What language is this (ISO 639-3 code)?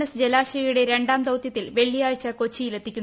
mal